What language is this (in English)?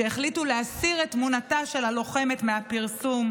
Hebrew